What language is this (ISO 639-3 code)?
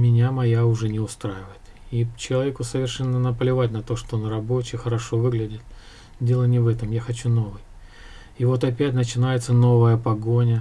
rus